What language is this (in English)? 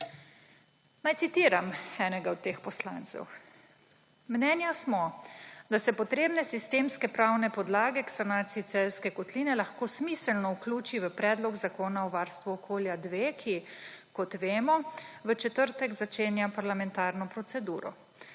Slovenian